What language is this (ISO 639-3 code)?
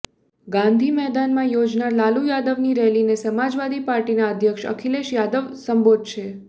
guj